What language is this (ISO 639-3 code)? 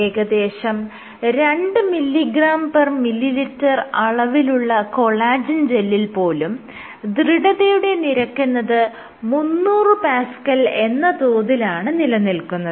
mal